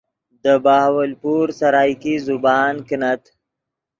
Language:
Yidgha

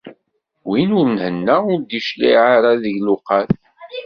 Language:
Kabyle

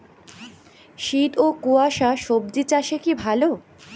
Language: Bangla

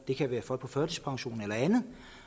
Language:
Danish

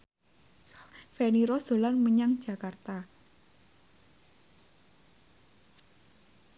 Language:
Javanese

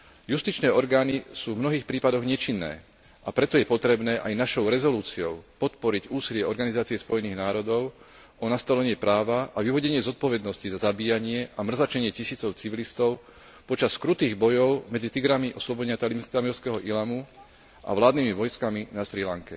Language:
Slovak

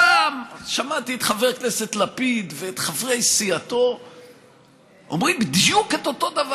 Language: Hebrew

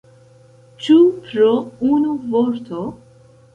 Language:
Esperanto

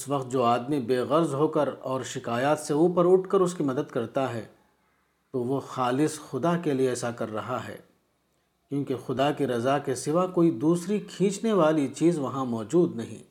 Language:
Urdu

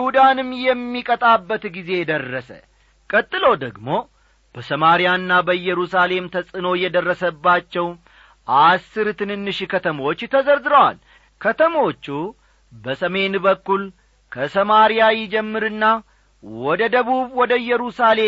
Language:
Amharic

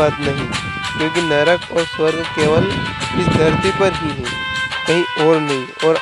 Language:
Hindi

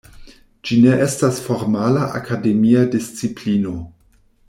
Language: Esperanto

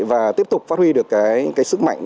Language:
Vietnamese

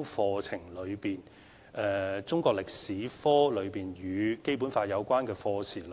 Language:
Cantonese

